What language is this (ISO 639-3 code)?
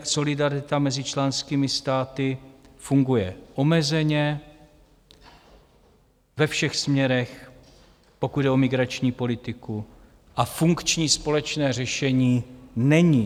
ces